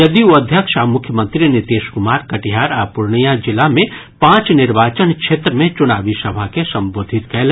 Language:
Maithili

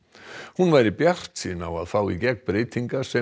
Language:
Icelandic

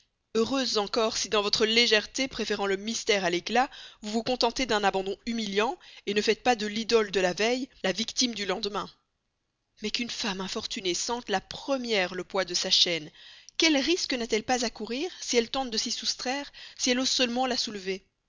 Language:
French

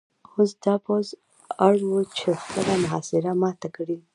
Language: Pashto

